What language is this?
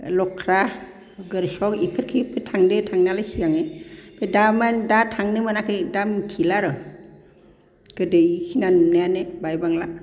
Bodo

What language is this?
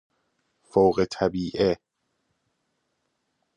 Persian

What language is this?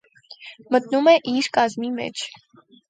Armenian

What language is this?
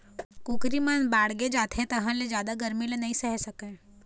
Chhattisgarhi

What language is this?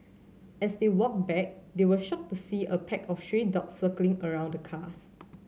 English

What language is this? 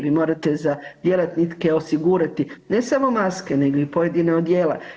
Croatian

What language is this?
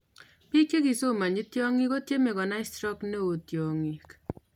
Kalenjin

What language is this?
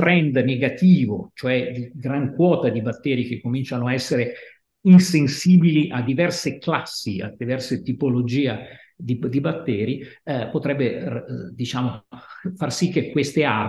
Italian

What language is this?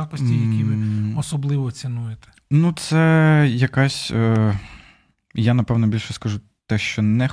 Ukrainian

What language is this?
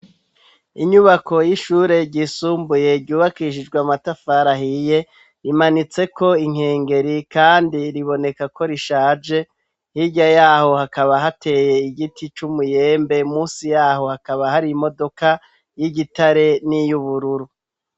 Rundi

